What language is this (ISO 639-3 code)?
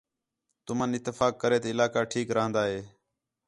xhe